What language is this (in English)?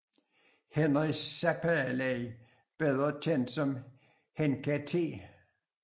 Danish